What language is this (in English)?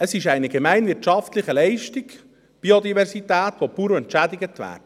Swiss German